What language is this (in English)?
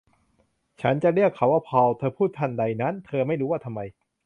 Thai